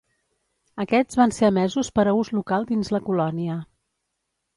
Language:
Catalan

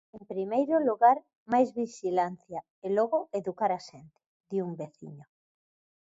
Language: Galician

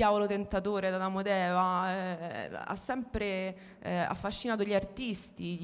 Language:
Italian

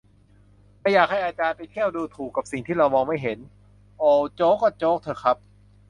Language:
Thai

